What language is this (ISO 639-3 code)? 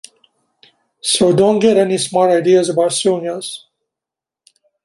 eng